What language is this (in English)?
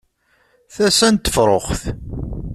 Kabyle